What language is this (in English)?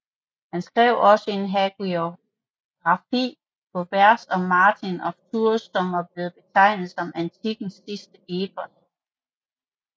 Danish